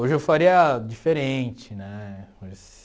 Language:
Portuguese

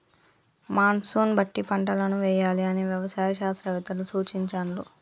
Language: Telugu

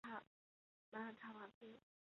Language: Chinese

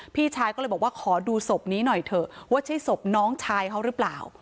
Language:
Thai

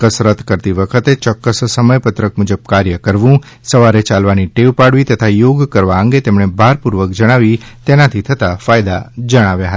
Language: Gujarati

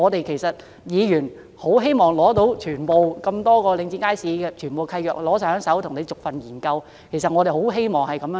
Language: Cantonese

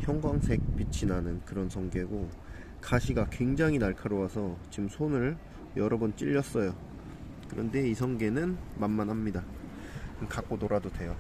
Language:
Korean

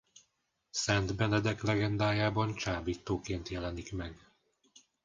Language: Hungarian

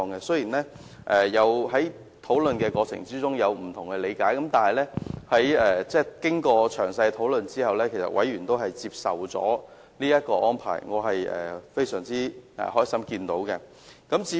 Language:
Cantonese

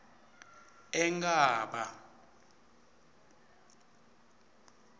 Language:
Swati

